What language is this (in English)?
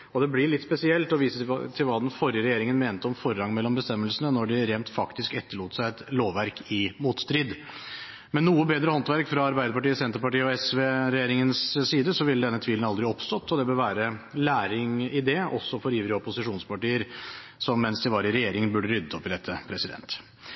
Norwegian Bokmål